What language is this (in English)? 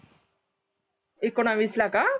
Marathi